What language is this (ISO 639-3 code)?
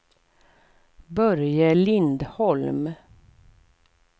swe